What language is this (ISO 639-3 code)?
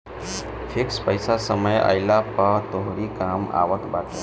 bho